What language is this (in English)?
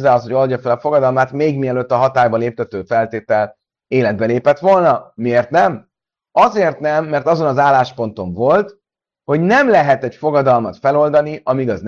Hungarian